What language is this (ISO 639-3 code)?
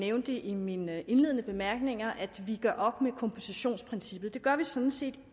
dan